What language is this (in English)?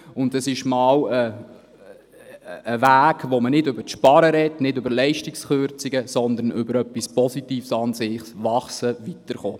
Swiss German